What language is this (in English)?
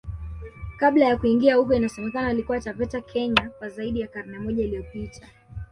Swahili